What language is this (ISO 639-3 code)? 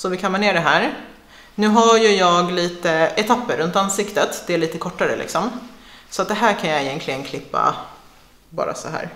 swe